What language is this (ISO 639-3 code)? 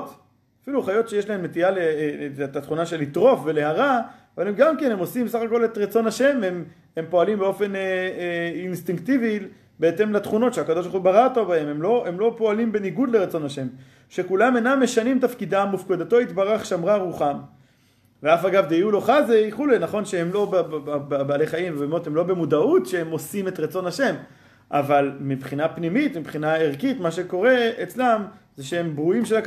heb